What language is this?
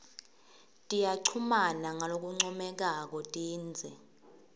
Swati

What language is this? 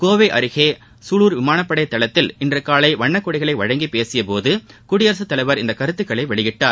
Tamil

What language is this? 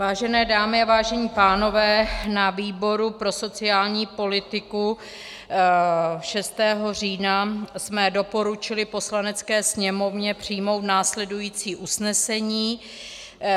Czech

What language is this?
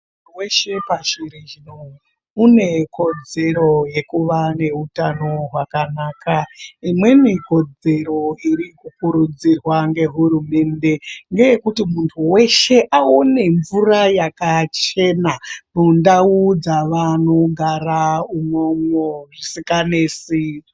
Ndau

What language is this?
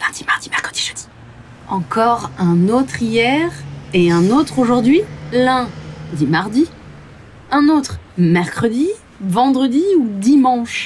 French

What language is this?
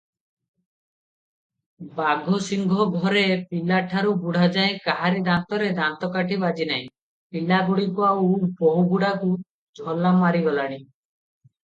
Odia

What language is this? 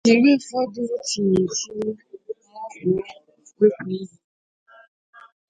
Igbo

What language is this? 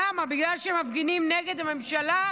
Hebrew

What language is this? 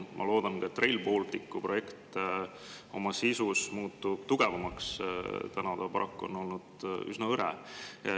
Estonian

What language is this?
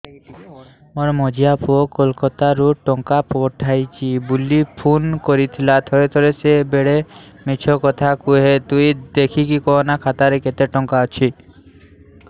Odia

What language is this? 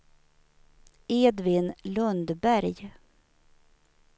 Swedish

